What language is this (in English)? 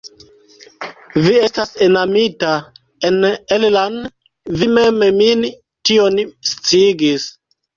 Esperanto